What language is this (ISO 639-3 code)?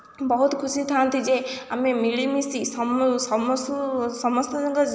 ori